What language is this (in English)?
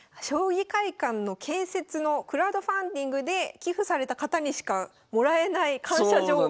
Japanese